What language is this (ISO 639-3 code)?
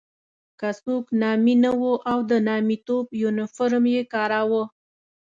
pus